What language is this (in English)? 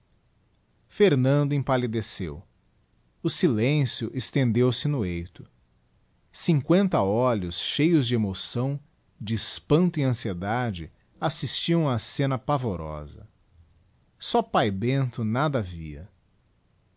Portuguese